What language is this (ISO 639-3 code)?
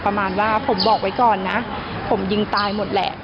tha